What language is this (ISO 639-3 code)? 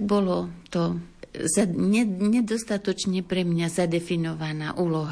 slk